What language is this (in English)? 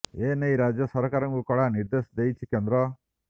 Odia